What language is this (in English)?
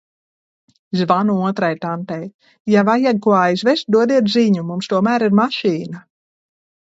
Latvian